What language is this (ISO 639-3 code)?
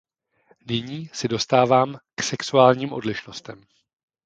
ces